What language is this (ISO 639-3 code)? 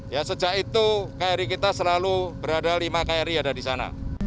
ind